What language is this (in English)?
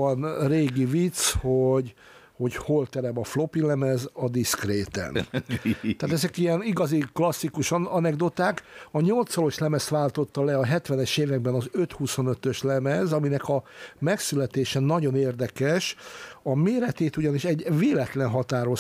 Hungarian